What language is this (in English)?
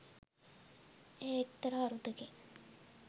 Sinhala